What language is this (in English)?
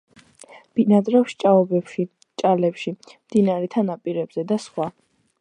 Georgian